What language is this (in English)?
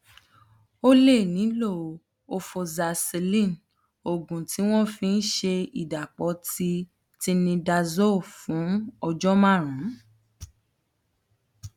Yoruba